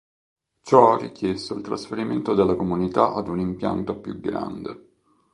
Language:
Italian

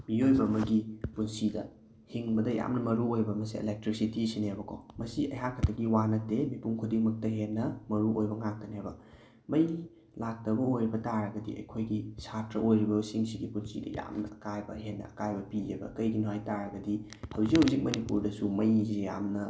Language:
Manipuri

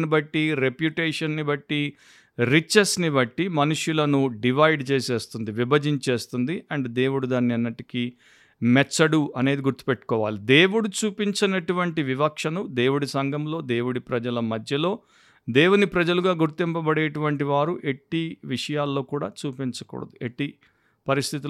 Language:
Telugu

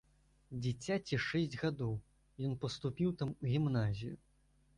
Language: Belarusian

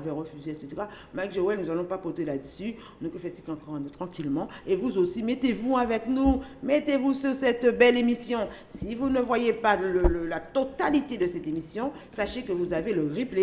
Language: French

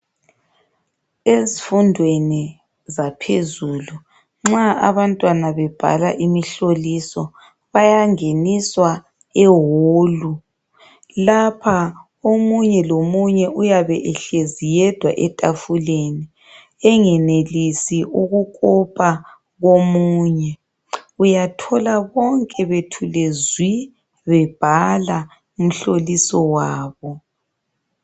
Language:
North Ndebele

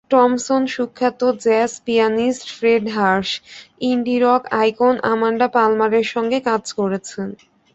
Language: Bangla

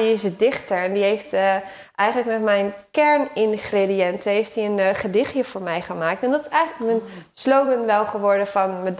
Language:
Dutch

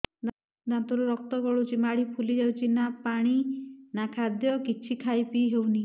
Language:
Odia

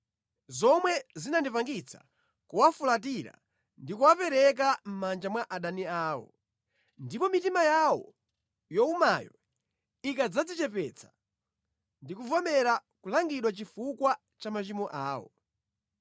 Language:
Nyanja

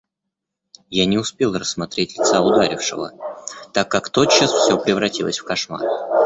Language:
Russian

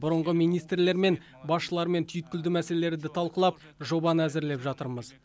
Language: Kazakh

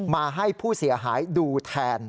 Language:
Thai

